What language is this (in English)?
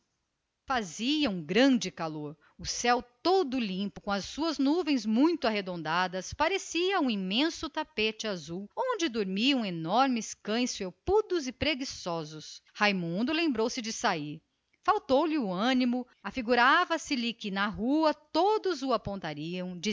Portuguese